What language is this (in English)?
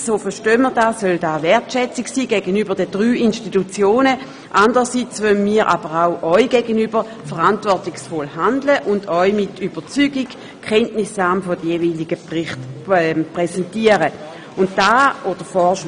Swiss German